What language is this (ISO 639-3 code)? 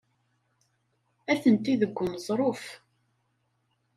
kab